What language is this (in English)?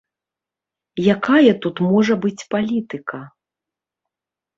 Belarusian